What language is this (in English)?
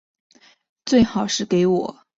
Chinese